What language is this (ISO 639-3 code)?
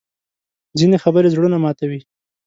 pus